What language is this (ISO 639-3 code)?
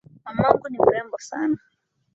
swa